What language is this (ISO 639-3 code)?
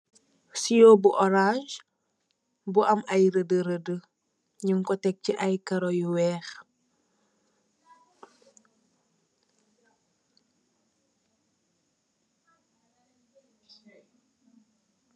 wol